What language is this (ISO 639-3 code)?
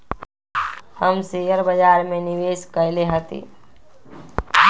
mag